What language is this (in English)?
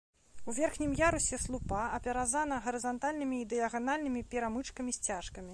Belarusian